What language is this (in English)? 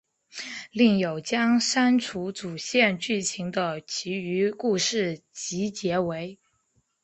Chinese